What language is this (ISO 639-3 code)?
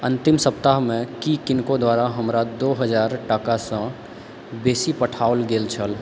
mai